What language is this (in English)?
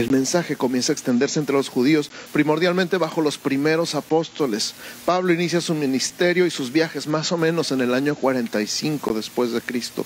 Spanish